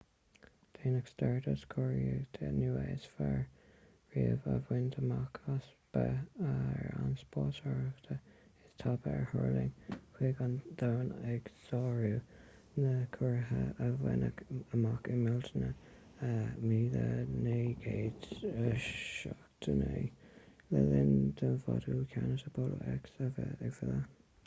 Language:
Irish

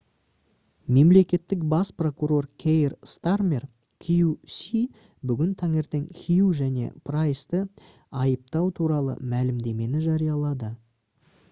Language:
Kazakh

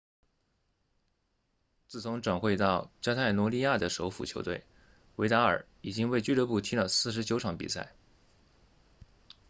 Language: Chinese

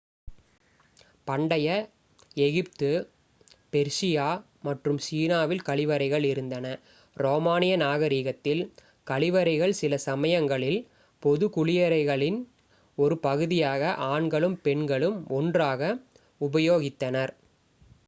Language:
Tamil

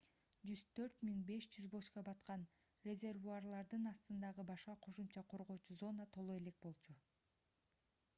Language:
Kyrgyz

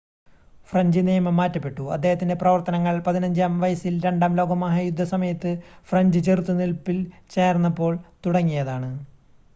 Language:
Malayalam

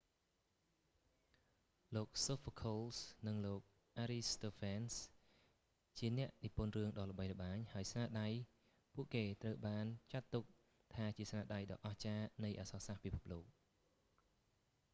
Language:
Khmer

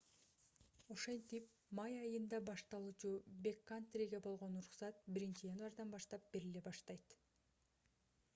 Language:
Kyrgyz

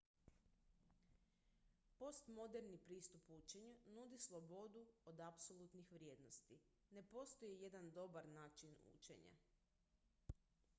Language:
Croatian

